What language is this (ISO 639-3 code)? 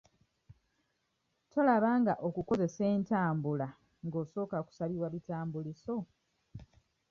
lug